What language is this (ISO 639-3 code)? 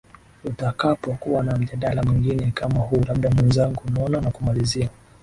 swa